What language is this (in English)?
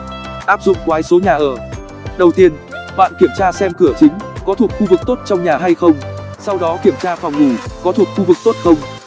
Vietnamese